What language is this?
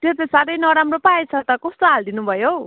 Nepali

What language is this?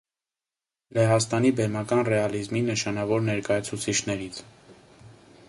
Armenian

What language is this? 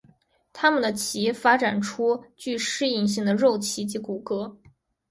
Chinese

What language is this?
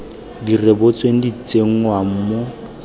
Tswana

